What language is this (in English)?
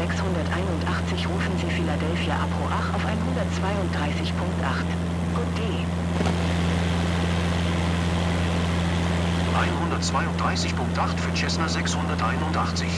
German